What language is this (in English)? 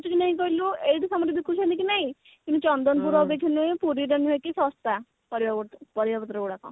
Odia